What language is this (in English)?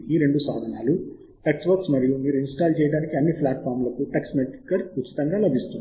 Telugu